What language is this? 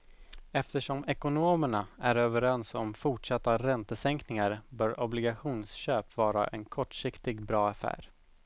Swedish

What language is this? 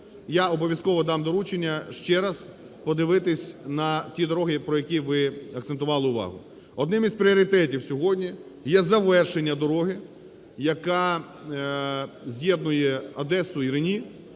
Ukrainian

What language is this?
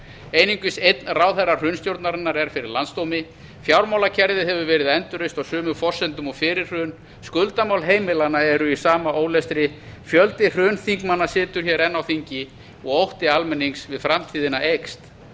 Icelandic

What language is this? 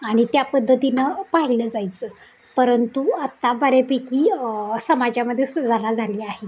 Marathi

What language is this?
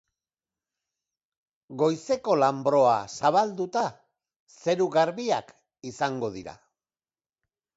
Basque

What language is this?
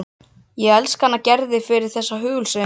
Icelandic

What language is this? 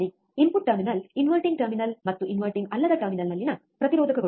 Kannada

